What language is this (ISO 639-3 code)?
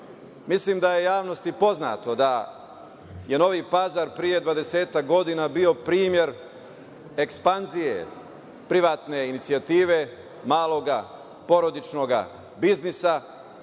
srp